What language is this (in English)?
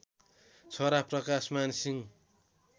Nepali